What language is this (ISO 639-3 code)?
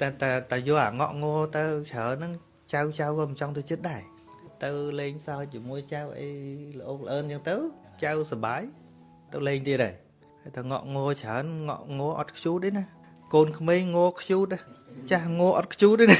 vie